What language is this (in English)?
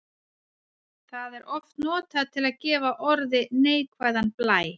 Icelandic